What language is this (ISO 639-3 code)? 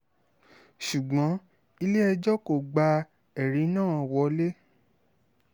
yor